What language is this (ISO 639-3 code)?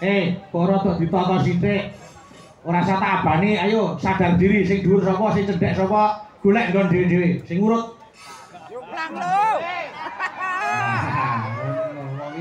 ind